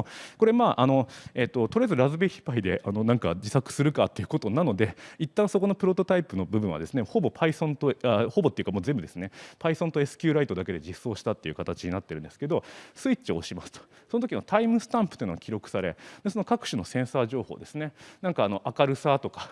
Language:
Japanese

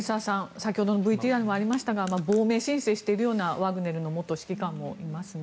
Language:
Japanese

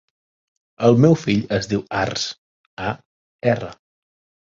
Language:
Catalan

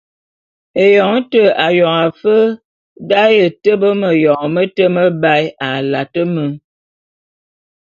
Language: Bulu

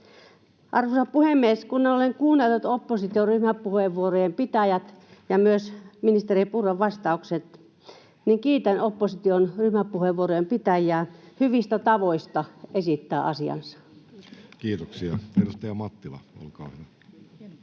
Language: Finnish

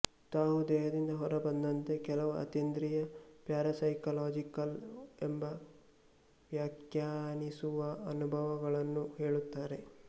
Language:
Kannada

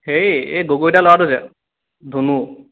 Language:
Assamese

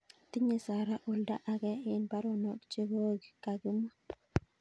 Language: Kalenjin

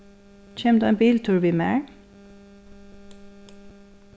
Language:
Faroese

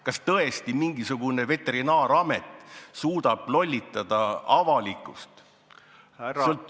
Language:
Estonian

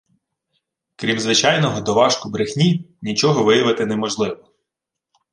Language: Ukrainian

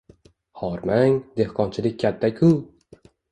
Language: Uzbek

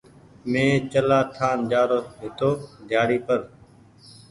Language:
Goaria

